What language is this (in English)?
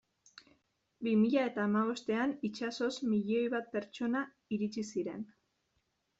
Basque